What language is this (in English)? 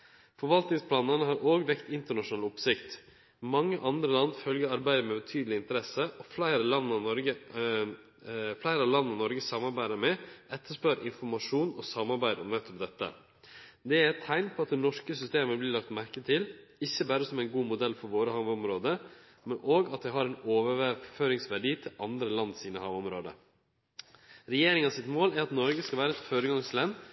Norwegian Nynorsk